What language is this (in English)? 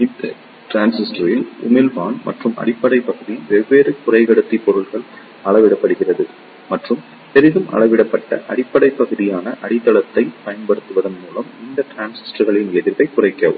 Tamil